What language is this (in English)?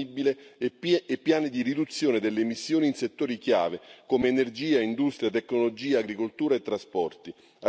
Italian